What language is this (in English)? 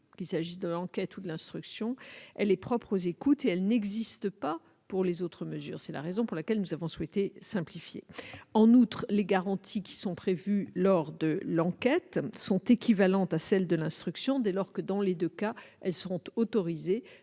French